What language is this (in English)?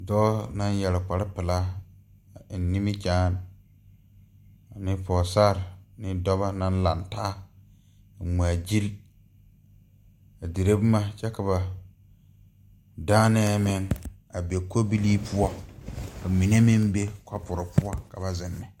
Southern Dagaare